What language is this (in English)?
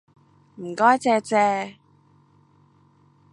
Cantonese